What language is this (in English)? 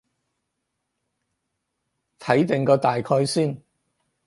Cantonese